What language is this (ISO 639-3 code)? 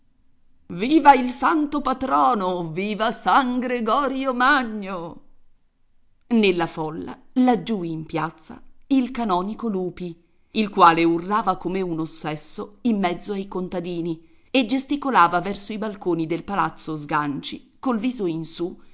ita